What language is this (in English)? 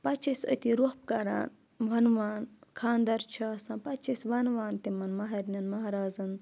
Kashmiri